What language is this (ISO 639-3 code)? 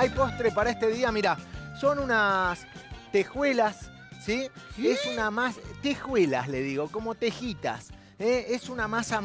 spa